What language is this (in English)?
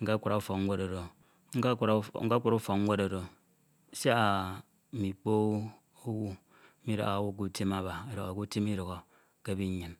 Ito